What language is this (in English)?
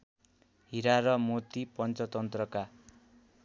Nepali